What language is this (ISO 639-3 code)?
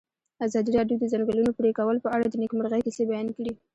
pus